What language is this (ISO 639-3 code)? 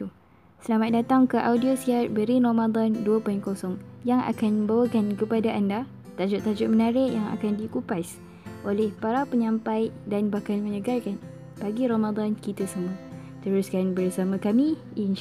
msa